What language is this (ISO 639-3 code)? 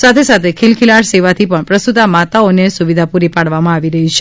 guj